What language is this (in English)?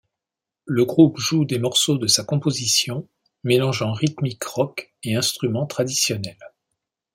French